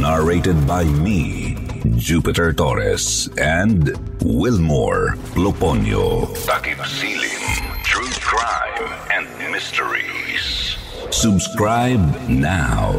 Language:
Filipino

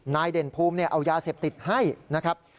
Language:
Thai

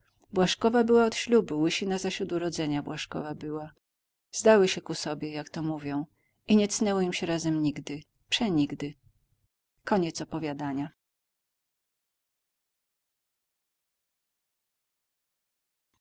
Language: Polish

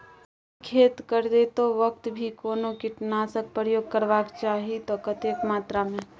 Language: Maithili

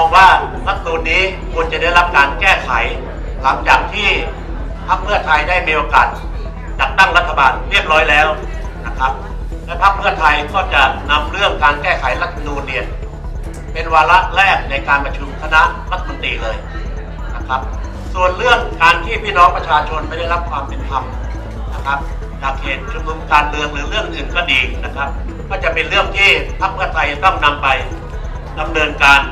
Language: Thai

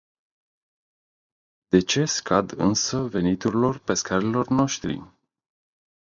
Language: Romanian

